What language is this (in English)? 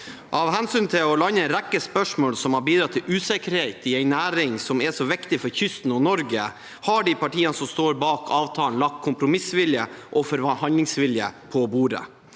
Norwegian